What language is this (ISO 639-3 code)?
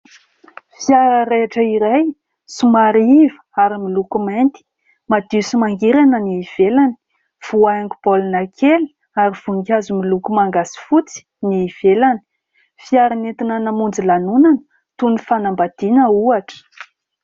mlg